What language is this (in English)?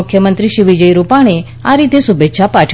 Gujarati